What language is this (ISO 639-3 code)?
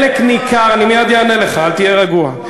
heb